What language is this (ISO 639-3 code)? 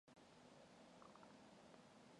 mon